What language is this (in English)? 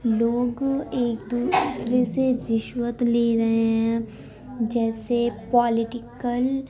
Urdu